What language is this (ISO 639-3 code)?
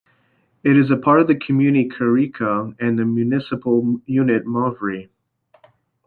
eng